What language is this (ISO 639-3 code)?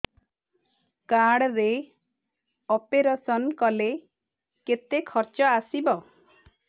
ori